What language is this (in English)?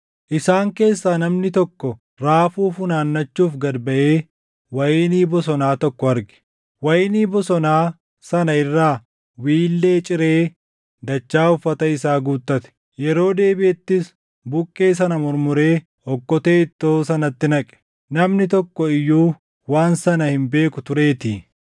Oromo